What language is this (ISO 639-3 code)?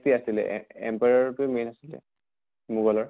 asm